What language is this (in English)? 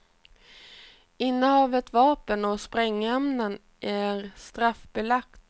Swedish